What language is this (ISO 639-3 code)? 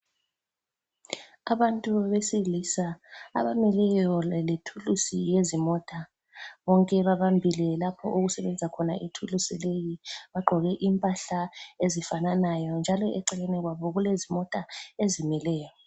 nde